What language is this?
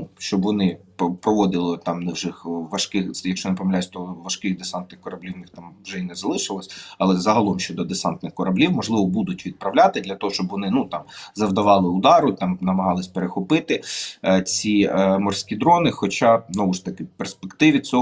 Ukrainian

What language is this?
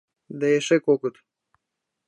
Mari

